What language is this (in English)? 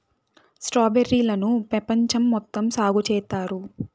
Telugu